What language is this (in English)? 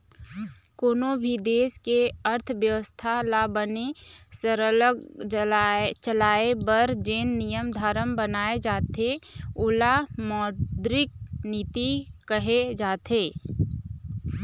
Chhattisgarhi